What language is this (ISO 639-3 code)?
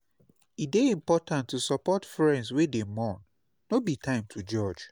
pcm